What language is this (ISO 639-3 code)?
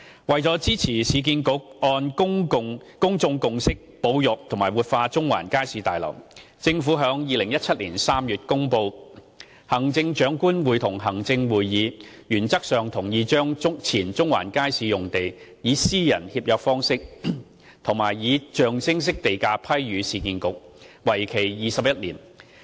yue